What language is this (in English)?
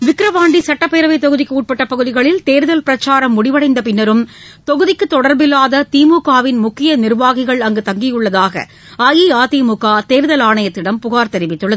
Tamil